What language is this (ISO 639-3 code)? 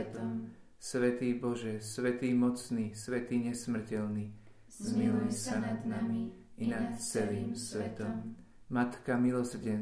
slk